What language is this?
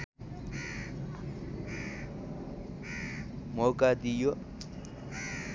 Nepali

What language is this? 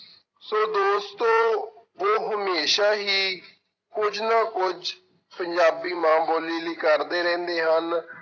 Punjabi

